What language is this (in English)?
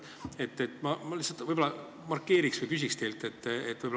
Estonian